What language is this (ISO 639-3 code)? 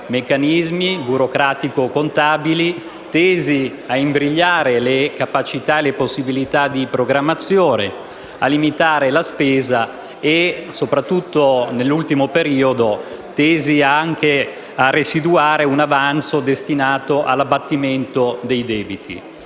ita